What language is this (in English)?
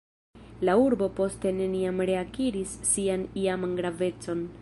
Esperanto